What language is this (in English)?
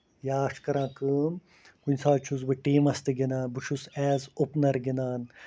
Kashmiri